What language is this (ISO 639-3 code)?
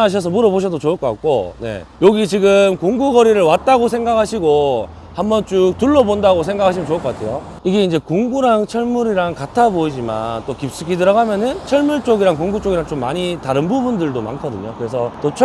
kor